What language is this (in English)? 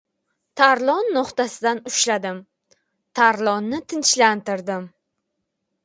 Uzbek